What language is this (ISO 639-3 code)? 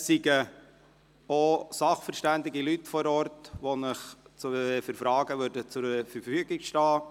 gsw